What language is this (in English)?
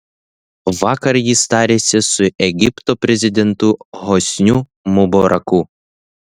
Lithuanian